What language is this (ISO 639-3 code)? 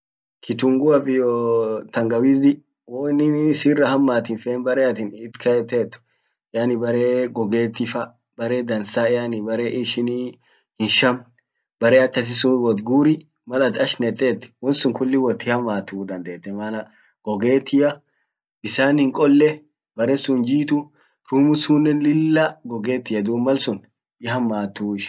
orc